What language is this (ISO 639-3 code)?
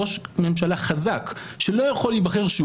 heb